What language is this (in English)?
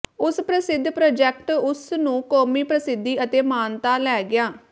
Punjabi